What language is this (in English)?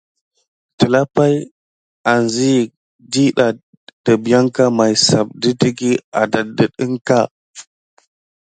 Gidar